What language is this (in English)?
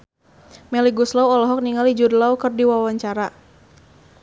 Sundanese